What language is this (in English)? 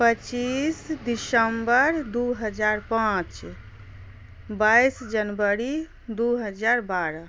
Maithili